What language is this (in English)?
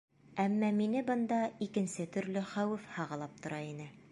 Bashkir